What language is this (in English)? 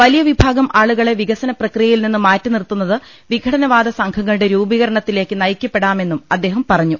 Malayalam